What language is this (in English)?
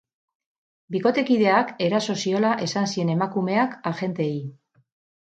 Basque